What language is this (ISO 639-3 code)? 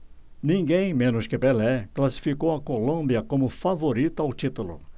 por